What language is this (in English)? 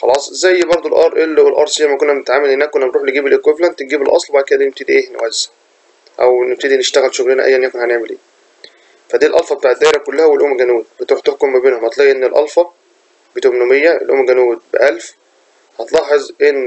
Arabic